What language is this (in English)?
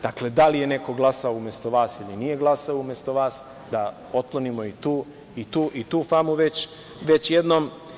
Serbian